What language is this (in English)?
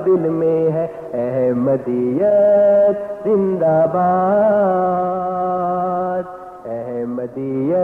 Urdu